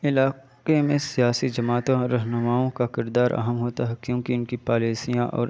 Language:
Urdu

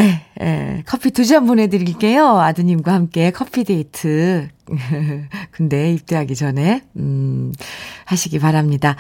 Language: Korean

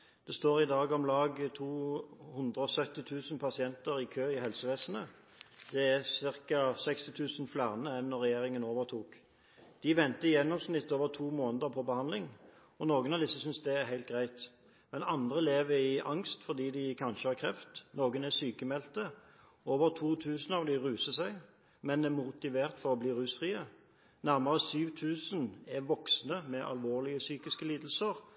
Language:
Norwegian Bokmål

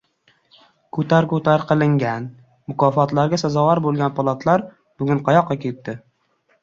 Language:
Uzbek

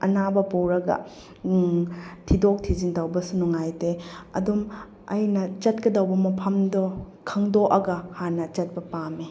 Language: Manipuri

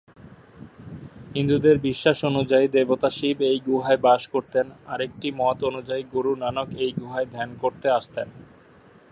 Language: Bangla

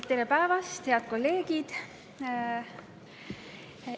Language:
Estonian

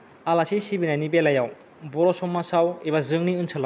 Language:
Bodo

